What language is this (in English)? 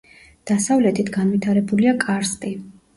Georgian